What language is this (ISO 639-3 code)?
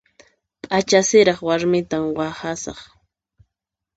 qxp